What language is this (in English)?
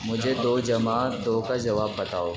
Urdu